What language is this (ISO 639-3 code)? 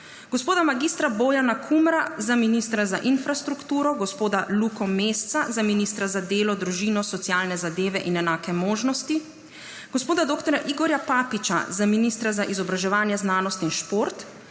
slv